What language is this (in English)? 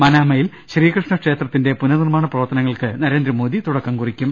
Malayalam